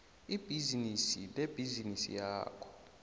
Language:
South Ndebele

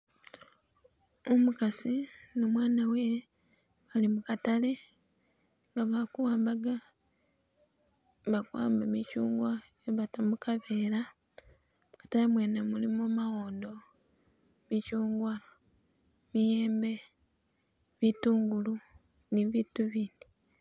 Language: Masaaba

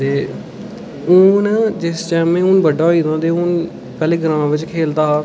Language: Dogri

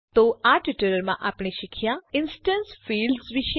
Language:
Gujarati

